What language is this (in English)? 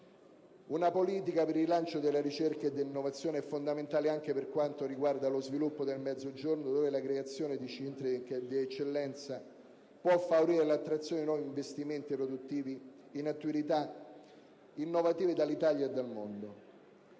Italian